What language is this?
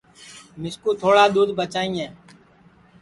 Sansi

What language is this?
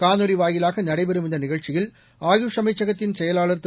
Tamil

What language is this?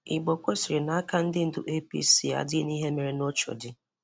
Igbo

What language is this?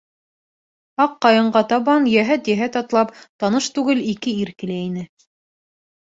Bashkir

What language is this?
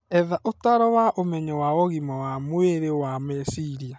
Kikuyu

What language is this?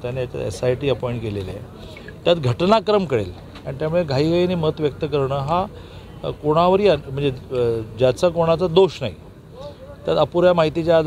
Marathi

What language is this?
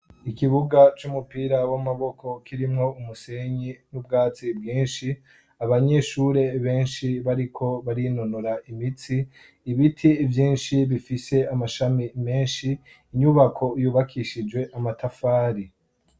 Rundi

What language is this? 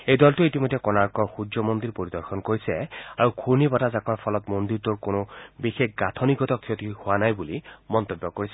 Assamese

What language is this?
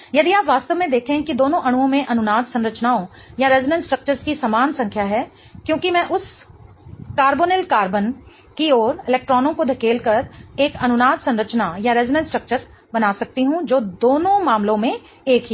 Hindi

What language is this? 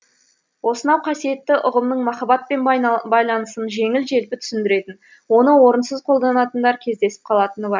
Kazakh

